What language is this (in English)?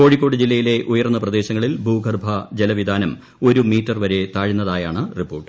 Malayalam